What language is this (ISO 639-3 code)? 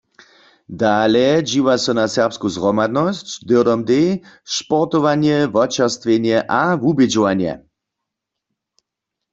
hsb